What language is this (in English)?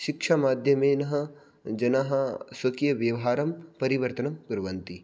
Sanskrit